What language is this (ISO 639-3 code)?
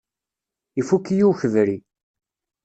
kab